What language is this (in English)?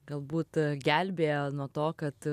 Lithuanian